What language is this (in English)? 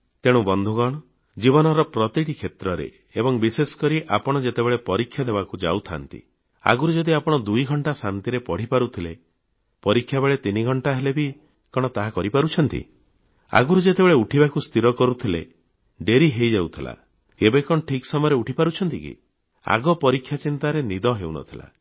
Odia